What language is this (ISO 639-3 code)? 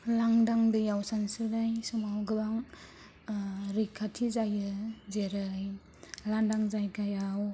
brx